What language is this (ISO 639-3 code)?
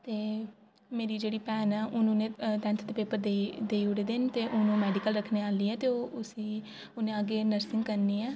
doi